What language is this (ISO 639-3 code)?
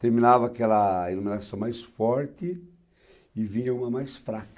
por